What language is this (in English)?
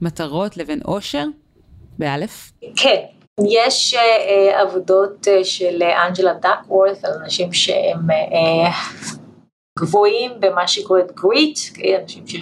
Hebrew